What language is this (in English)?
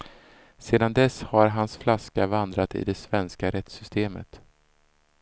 Swedish